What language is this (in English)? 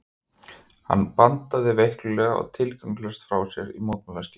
Icelandic